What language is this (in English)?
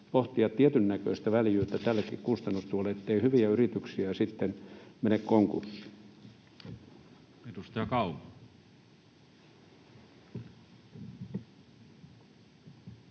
Finnish